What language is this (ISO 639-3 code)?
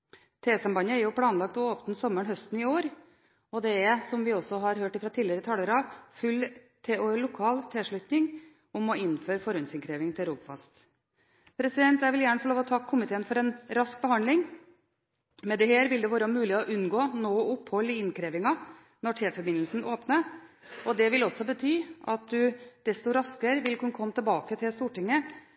nob